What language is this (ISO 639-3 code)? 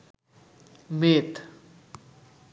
ben